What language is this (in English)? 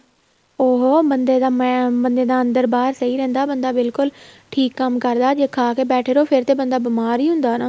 Punjabi